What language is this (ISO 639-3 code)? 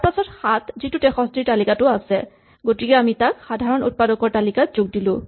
asm